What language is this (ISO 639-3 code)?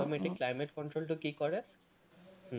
asm